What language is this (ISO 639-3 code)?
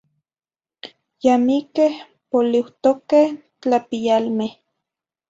nhi